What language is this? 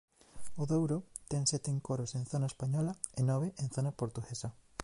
Galician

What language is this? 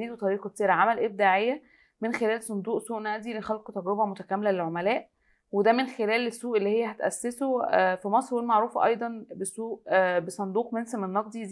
Arabic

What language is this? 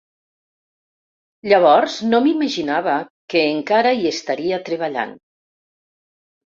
Catalan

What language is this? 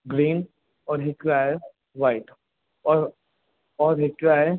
Sindhi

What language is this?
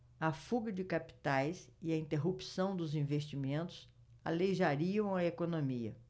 Portuguese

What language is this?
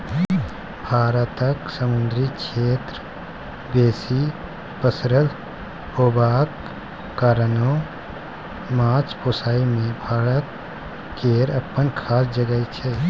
Maithili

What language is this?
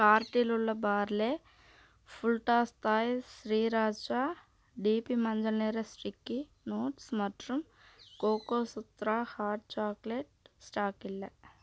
Tamil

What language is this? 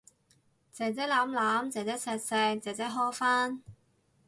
Cantonese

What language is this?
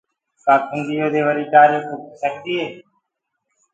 Gurgula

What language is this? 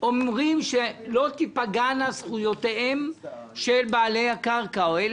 Hebrew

